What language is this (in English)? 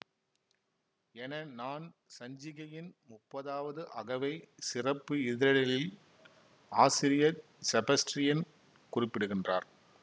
Tamil